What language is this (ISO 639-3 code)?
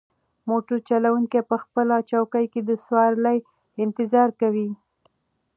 pus